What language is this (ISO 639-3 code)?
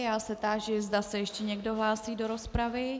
ces